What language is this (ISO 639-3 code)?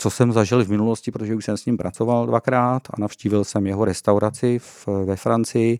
ces